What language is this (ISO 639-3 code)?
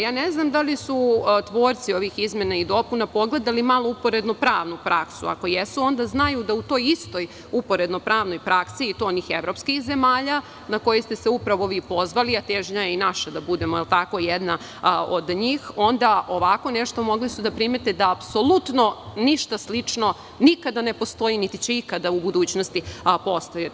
srp